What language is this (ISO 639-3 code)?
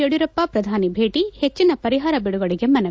kan